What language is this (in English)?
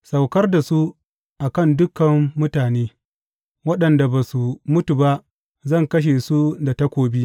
Hausa